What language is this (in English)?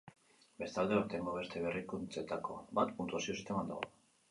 Basque